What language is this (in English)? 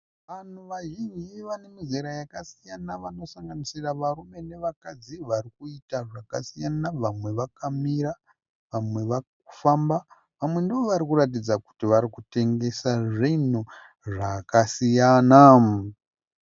Shona